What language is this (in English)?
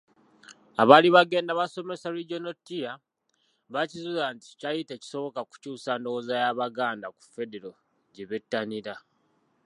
Ganda